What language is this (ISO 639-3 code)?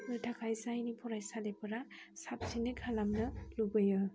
brx